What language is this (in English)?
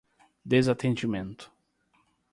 Portuguese